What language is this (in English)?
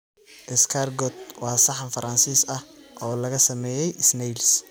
Somali